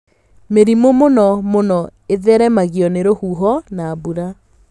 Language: Kikuyu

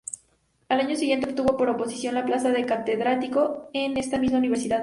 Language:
Spanish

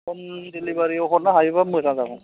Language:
Bodo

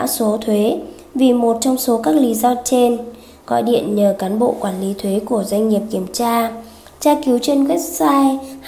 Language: Vietnamese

